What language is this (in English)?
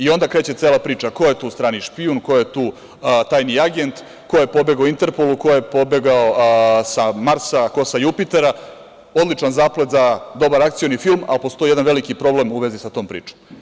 Serbian